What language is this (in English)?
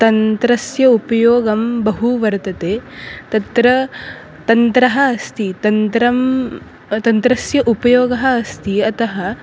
Sanskrit